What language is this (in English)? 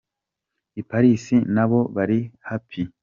Kinyarwanda